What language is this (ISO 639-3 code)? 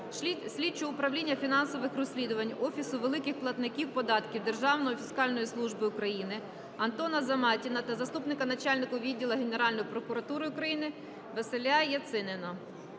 ukr